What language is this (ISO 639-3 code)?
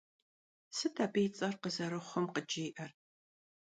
kbd